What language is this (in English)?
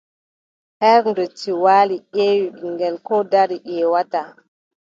Adamawa Fulfulde